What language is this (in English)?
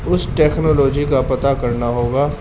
Urdu